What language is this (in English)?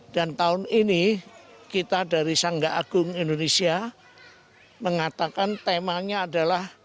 Indonesian